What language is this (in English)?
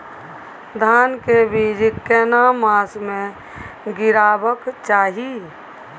Maithili